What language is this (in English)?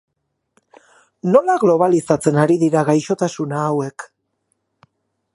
Basque